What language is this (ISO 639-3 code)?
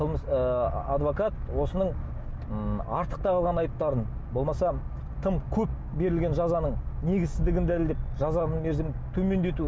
kaz